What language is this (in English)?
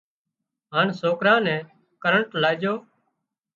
Wadiyara Koli